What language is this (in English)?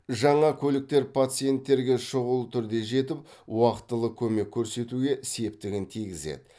Kazakh